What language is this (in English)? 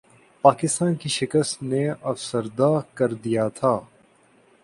Urdu